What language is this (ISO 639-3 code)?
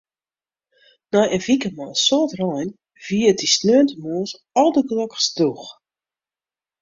fry